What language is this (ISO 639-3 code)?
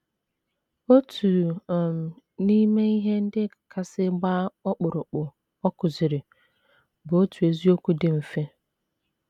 ibo